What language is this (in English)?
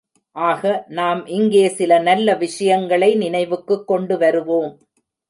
Tamil